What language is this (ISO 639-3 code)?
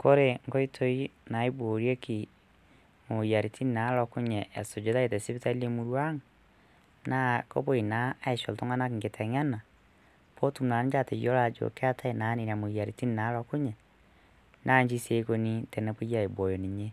mas